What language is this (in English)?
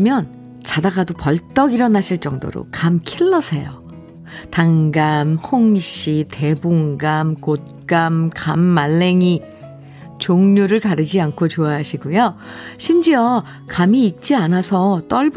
Korean